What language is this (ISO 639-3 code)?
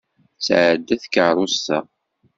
kab